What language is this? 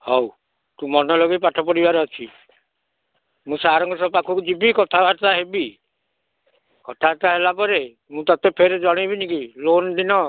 Odia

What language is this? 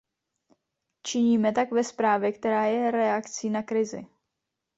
Czech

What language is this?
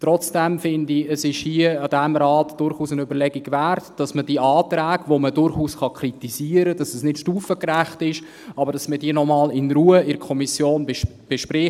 Swiss German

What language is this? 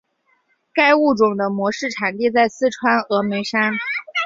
Chinese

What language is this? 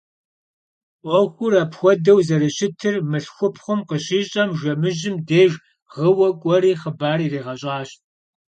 Kabardian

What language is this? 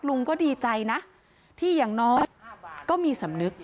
Thai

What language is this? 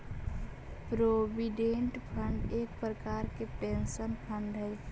Magahi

